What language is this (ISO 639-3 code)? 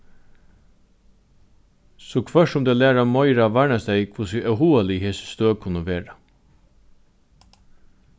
fao